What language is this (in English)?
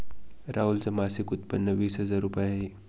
Marathi